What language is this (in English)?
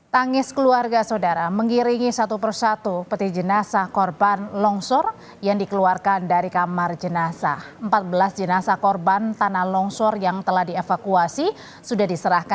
Indonesian